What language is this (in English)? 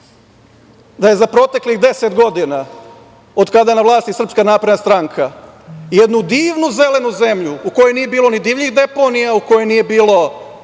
Serbian